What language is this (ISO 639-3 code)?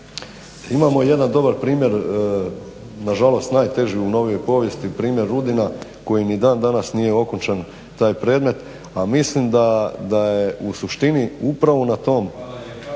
hrv